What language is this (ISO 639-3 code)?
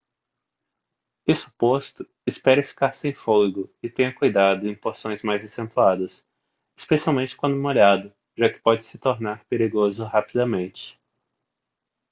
por